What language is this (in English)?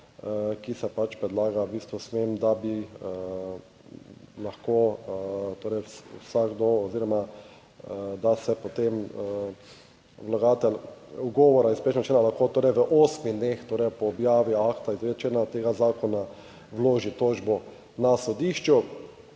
Slovenian